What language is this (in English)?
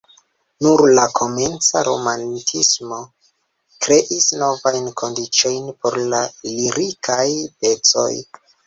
Esperanto